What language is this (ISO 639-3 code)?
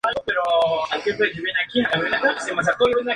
spa